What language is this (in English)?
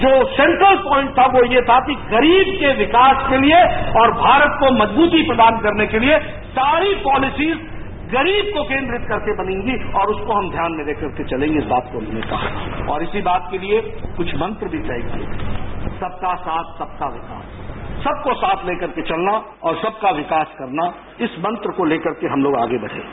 Hindi